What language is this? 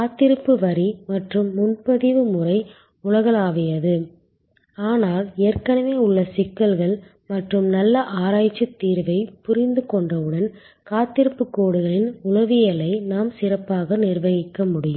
Tamil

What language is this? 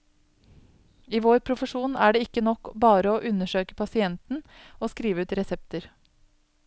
Norwegian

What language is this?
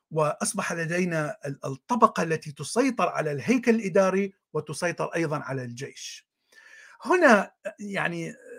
Arabic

